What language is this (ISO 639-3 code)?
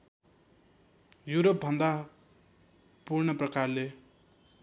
nep